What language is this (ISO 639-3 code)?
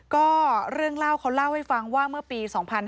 tha